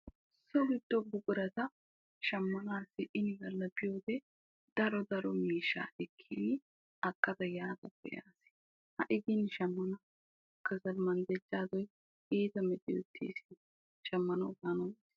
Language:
Wolaytta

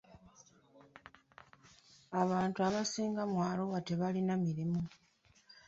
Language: Ganda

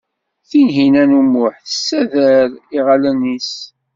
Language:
Kabyle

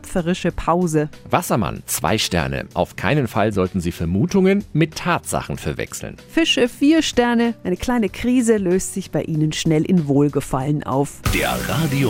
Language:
German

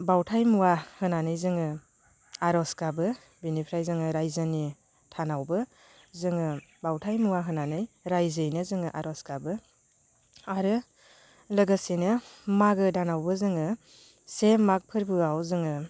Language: Bodo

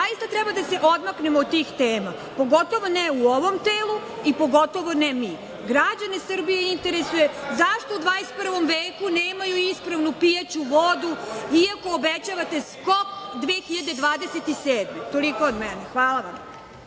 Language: Serbian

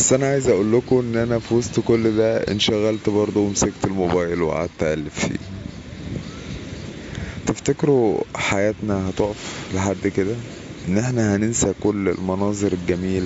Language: Arabic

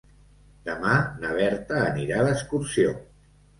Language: Catalan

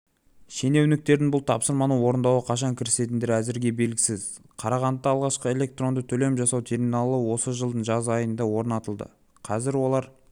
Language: Kazakh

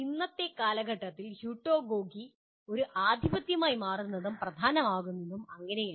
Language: Malayalam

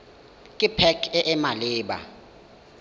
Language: Tswana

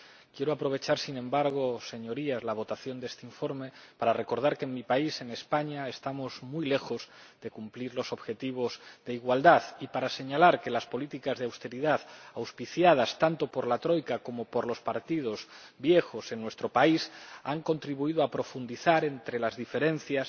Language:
Spanish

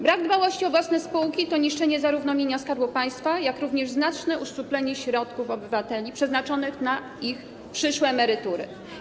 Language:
Polish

